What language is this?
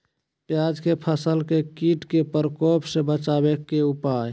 Magahi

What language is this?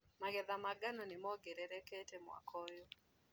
Kikuyu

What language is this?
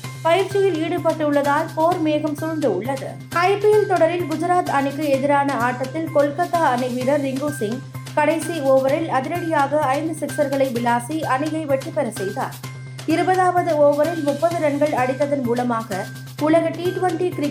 Tamil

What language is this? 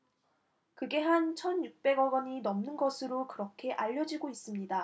Korean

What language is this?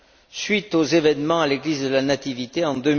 French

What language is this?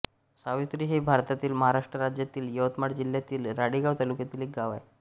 Marathi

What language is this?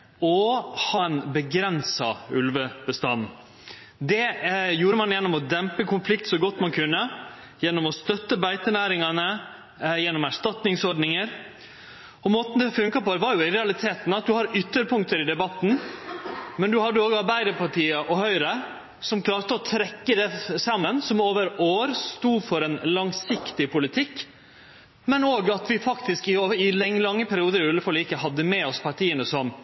Norwegian Nynorsk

